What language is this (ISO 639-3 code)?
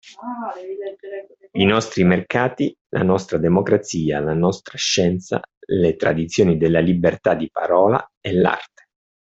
ita